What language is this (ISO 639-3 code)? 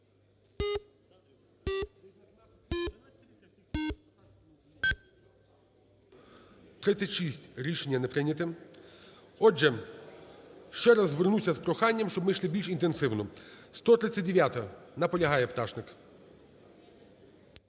ukr